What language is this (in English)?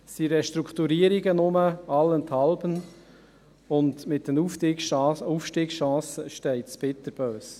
Swiss German